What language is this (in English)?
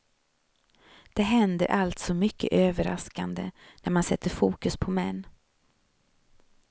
Swedish